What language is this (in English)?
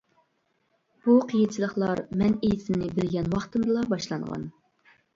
Uyghur